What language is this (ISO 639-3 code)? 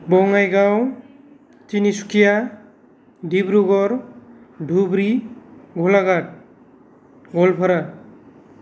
brx